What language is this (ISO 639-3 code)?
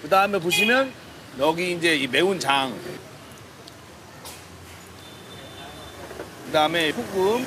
kor